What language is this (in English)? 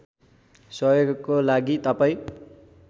Nepali